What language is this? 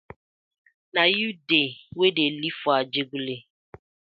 Nigerian Pidgin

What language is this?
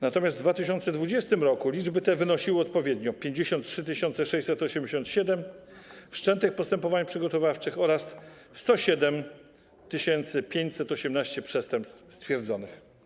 Polish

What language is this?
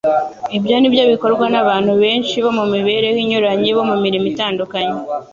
Kinyarwanda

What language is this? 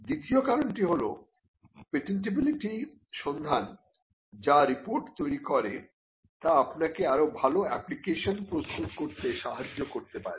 Bangla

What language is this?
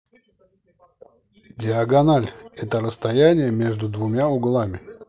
Russian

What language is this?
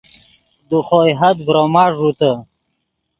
Yidgha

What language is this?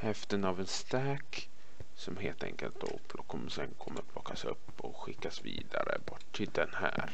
Swedish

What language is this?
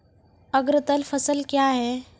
Maithili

